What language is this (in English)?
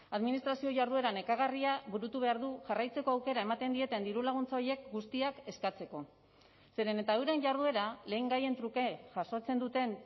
Basque